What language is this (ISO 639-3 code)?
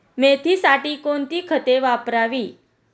mar